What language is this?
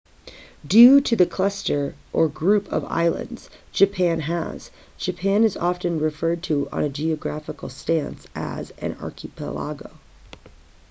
English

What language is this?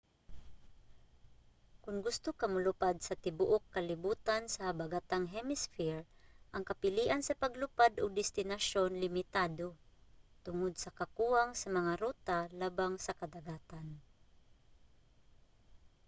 Cebuano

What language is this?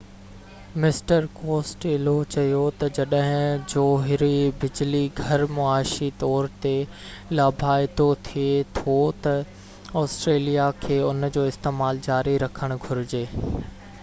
Sindhi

